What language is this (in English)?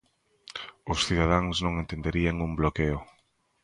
Galician